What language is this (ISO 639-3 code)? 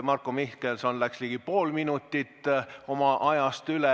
est